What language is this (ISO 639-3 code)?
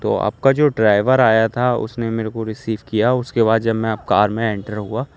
urd